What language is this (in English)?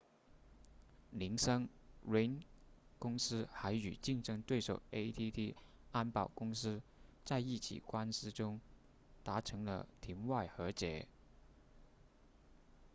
Chinese